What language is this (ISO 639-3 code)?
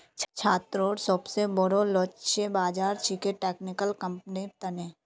mag